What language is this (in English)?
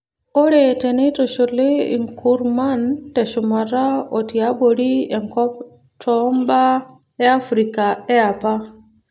Masai